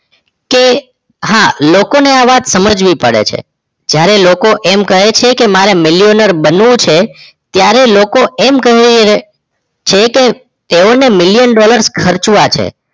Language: Gujarati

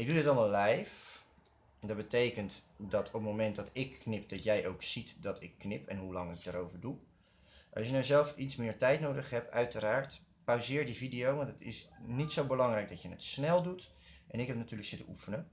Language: Dutch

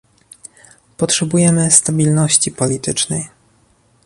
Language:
Polish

